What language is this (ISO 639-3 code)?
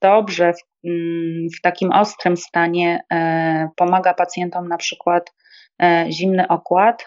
pol